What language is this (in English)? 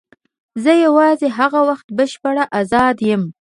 Pashto